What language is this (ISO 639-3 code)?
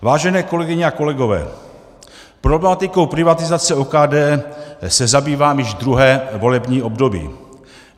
ces